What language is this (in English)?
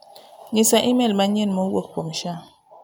Luo (Kenya and Tanzania)